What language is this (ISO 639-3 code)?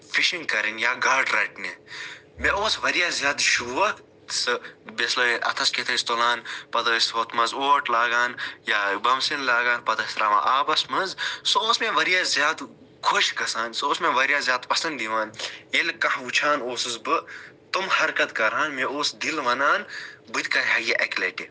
kas